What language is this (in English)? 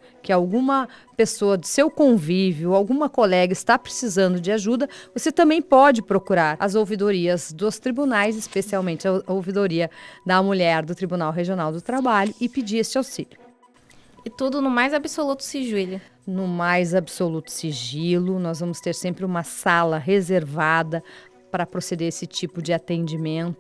Portuguese